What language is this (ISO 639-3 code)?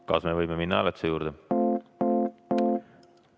est